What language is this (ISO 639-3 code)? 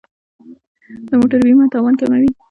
pus